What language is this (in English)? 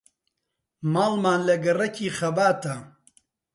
Central Kurdish